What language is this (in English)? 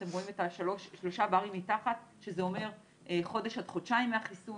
Hebrew